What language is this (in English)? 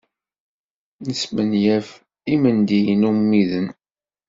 Kabyle